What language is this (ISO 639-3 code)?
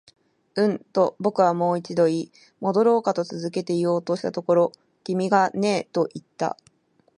jpn